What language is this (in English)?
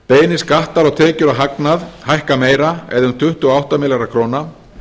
Icelandic